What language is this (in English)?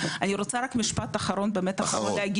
Hebrew